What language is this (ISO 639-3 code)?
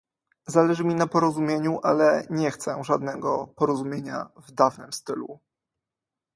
pol